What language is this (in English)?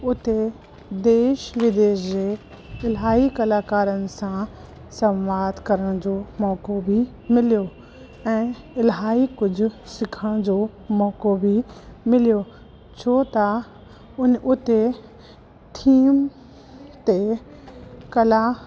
Sindhi